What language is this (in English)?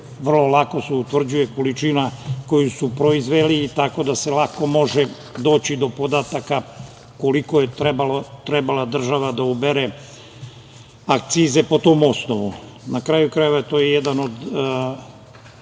Serbian